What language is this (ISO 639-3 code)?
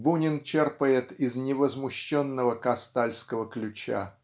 rus